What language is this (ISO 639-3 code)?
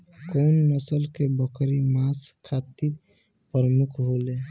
bho